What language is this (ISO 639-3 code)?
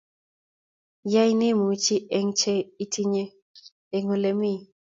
kln